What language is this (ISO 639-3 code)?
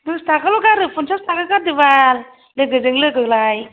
brx